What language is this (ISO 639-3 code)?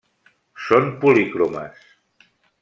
cat